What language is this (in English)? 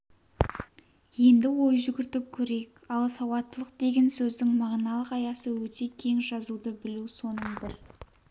Kazakh